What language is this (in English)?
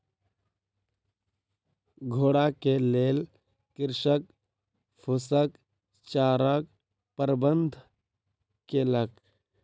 Maithili